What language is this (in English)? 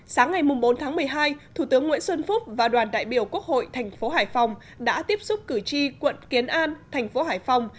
Vietnamese